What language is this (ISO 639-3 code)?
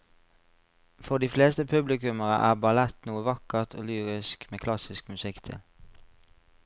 nor